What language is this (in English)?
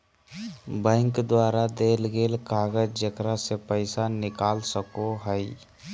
Magahi